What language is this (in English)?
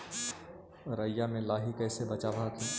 Magahi